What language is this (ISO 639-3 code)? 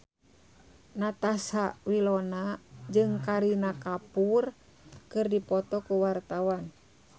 sun